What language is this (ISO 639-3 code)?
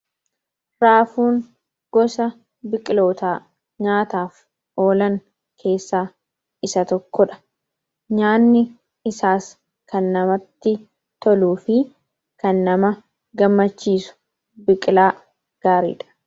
orm